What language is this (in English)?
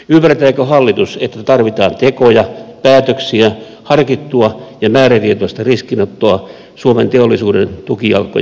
Finnish